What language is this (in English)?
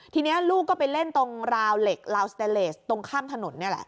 Thai